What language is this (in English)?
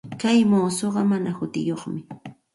Santa Ana de Tusi Pasco Quechua